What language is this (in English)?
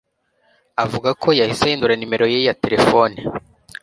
Kinyarwanda